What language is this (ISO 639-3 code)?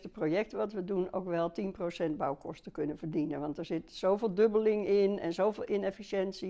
nld